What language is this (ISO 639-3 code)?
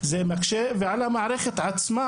heb